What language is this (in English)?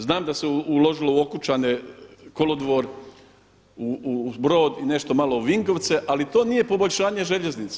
Croatian